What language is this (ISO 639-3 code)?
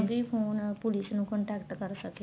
pan